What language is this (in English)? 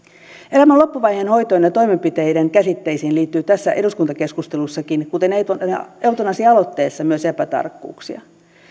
Finnish